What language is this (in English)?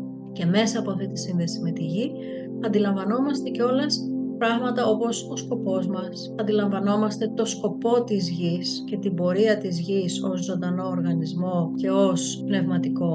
Greek